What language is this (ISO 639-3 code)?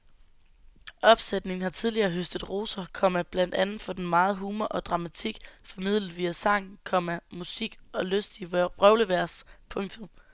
dan